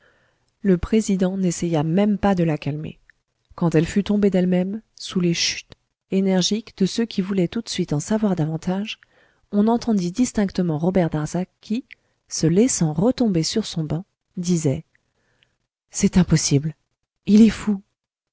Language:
French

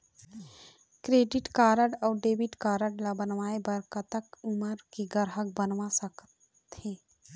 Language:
Chhattisgarhi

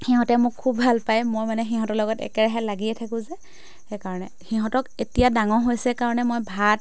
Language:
Assamese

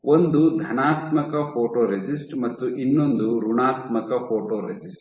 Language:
Kannada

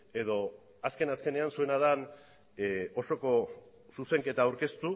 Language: Basque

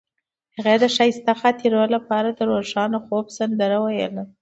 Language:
Pashto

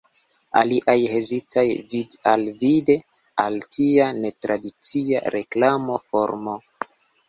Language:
Esperanto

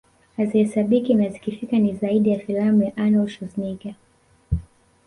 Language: Swahili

